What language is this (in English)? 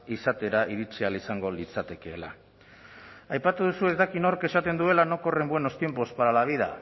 Basque